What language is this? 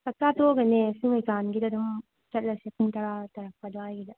Manipuri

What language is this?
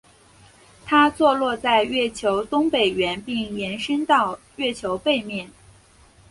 Chinese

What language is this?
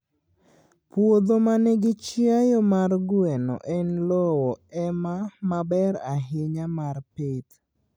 Luo (Kenya and Tanzania)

